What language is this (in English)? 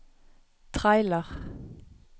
Norwegian